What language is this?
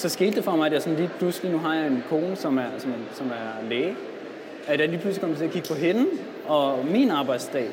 Danish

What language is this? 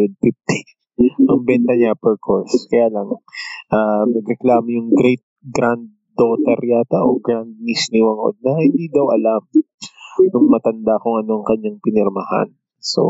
Filipino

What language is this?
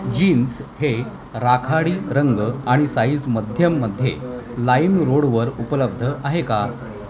Marathi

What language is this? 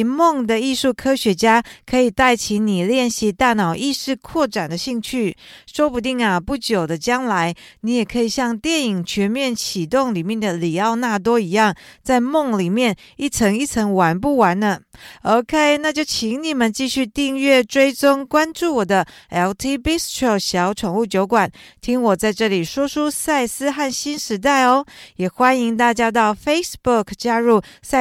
Chinese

